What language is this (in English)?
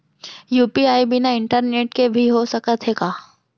Chhattisgarhi